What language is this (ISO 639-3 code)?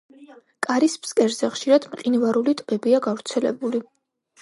kat